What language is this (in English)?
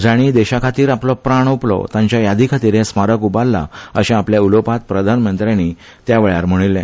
Konkani